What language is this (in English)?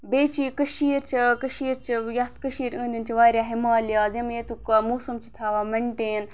Kashmiri